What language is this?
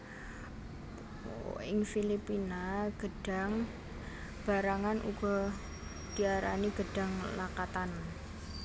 Javanese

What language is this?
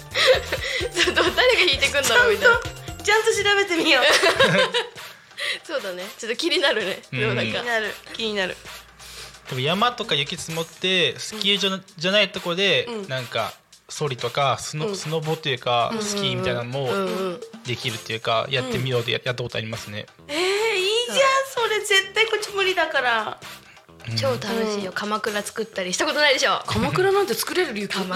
Japanese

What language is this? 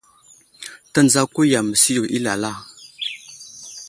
Wuzlam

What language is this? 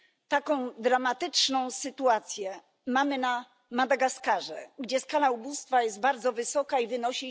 Polish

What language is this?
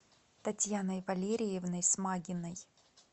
Russian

